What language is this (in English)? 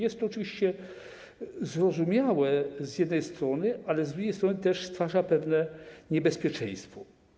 Polish